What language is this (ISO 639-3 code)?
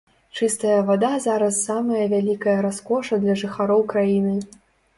bel